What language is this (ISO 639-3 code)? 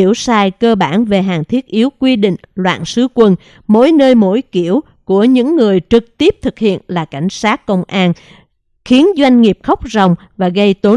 vie